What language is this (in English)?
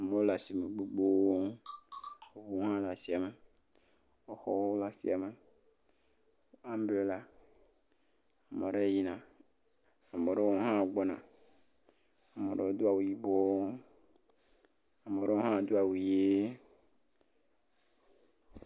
Ewe